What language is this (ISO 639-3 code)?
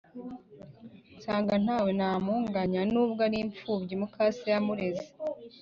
kin